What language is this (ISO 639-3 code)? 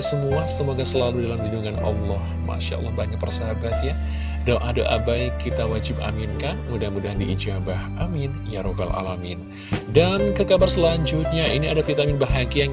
ind